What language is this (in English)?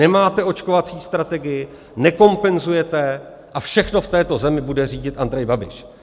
Czech